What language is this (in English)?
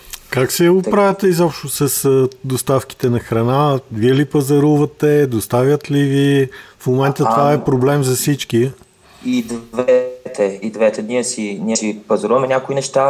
Bulgarian